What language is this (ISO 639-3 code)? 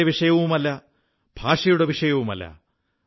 mal